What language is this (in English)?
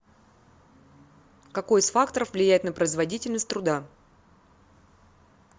Russian